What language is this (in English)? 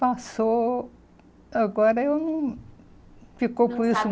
Portuguese